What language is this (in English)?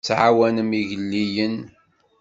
Kabyle